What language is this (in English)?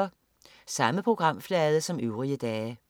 Danish